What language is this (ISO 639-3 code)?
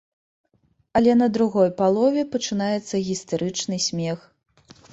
bel